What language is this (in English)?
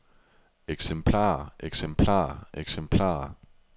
Danish